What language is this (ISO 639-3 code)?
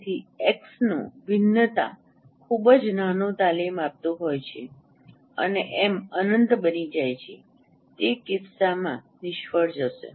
guj